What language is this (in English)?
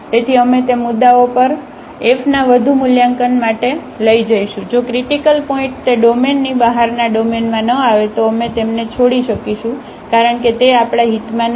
Gujarati